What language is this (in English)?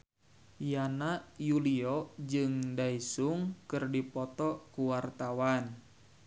Sundanese